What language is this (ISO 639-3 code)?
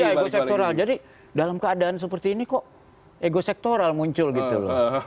ind